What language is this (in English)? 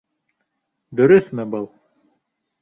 Bashkir